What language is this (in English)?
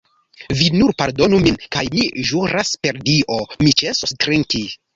Esperanto